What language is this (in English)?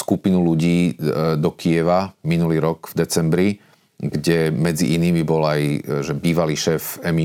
Slovak